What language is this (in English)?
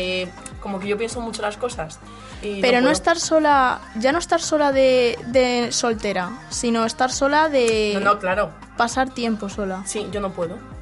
Spanish